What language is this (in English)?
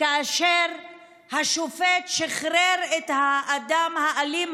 Hebrew